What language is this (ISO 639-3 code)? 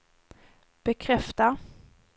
swe